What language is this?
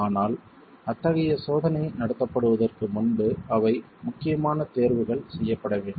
Tamil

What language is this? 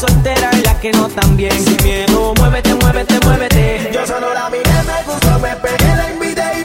Slovak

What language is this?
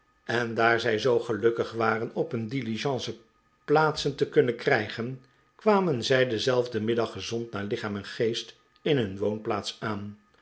Dutch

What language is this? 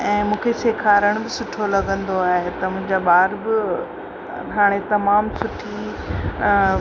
Sindhi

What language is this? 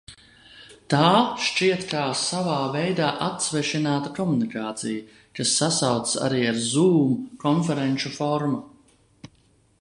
Latvian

